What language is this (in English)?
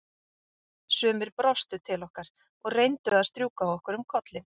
Icelandic